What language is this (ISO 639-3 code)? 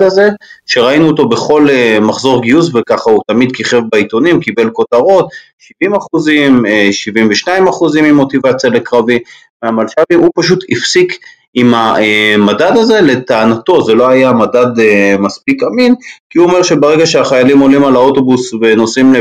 heb